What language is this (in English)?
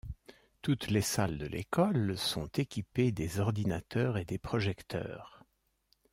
French